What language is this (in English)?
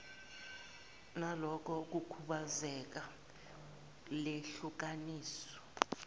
Zulu